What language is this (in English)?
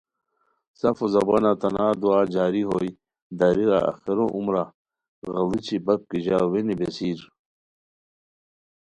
Khowar